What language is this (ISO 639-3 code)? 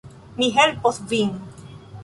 epo